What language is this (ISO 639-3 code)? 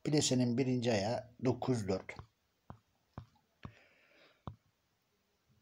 tur